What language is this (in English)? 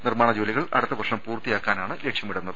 Malayalam